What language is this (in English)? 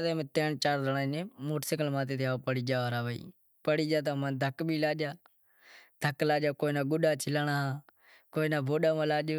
Wadiyara Koli